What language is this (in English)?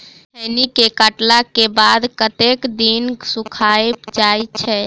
Maithili